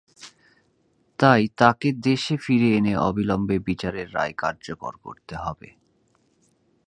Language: Bangla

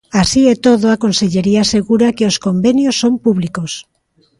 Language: Galician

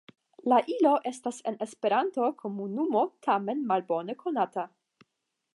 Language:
Esperanto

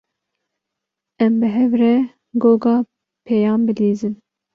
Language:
Kurdish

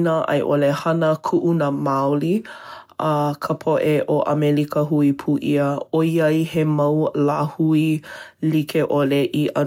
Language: Hawaiian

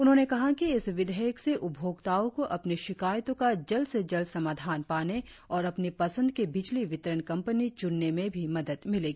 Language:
Hindi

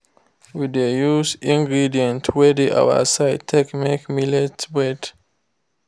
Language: Nigerian Pidgin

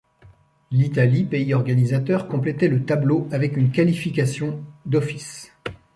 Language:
French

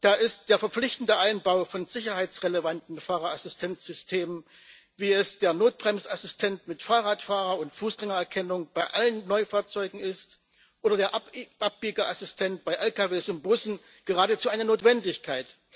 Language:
German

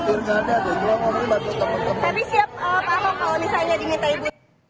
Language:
Indonesian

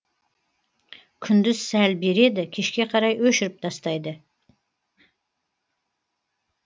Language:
Kazakh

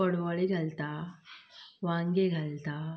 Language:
Konkani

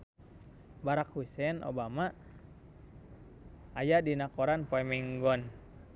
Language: Sundanese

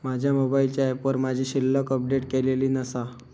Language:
Marathi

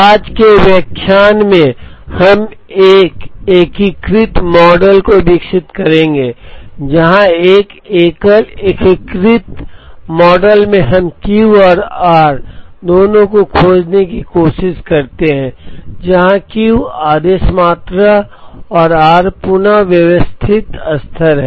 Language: Hindi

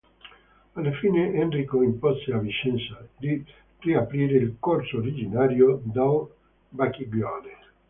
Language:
Italian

